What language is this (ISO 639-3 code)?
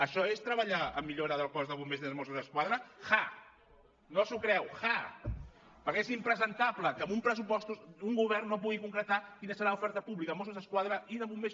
cat